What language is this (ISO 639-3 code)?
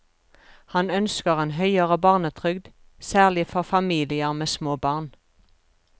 nor